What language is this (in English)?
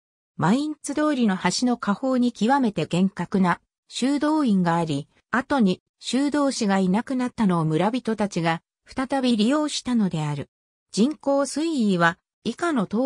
Japanese